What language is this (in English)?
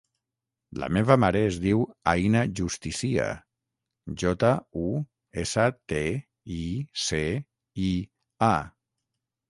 Catalan